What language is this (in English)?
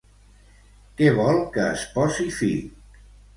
Catalan